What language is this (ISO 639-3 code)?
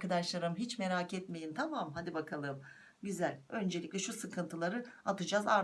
tur